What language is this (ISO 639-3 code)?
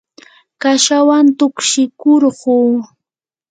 qur